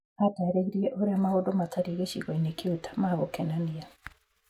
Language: Kikuyu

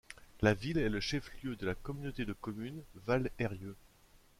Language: French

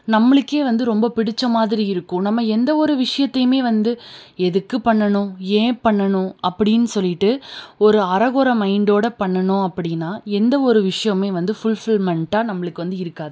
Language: Tamil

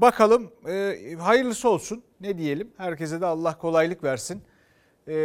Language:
Turkish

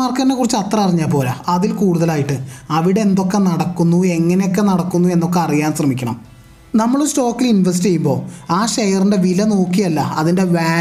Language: Malayalam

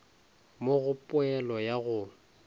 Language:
Northern Sotho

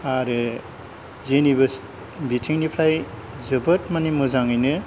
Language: Bodo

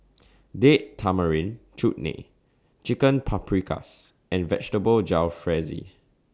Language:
English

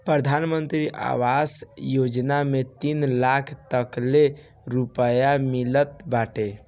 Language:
Bhojpuri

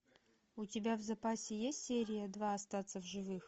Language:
Russian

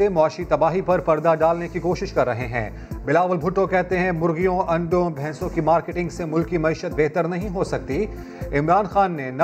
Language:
Urdu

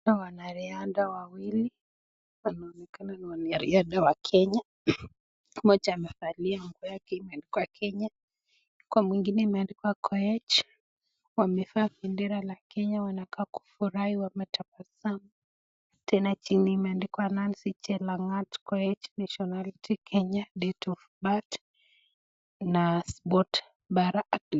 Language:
Swahili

